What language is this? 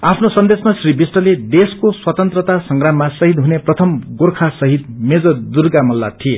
Nepali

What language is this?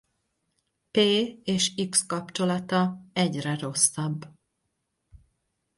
Hungarian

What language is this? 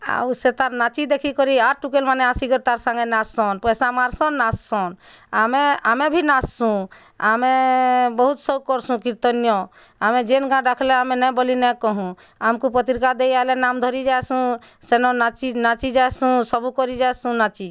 Odia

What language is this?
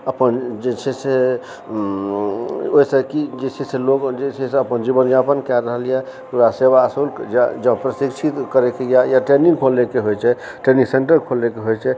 Maithili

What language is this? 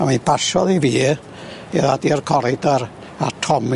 Welsh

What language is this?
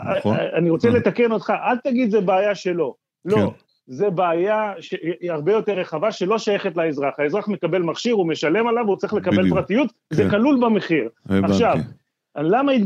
Hebrew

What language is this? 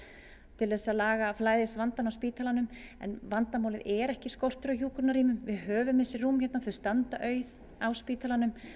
Icelandic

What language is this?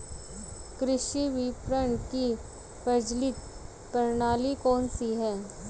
Hindi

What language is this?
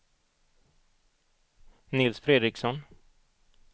Swedish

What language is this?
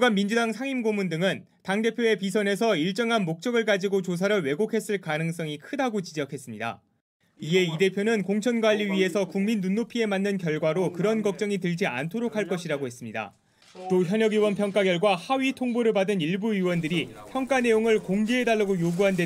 Korean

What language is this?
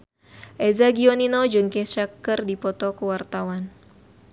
Sundanese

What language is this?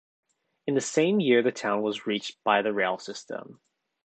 English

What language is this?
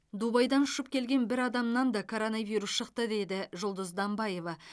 Kazakh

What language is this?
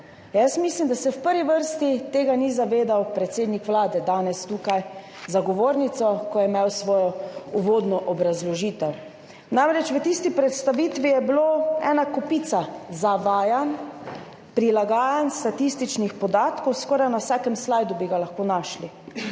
Slovenian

